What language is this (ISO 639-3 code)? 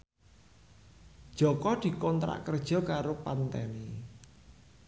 jav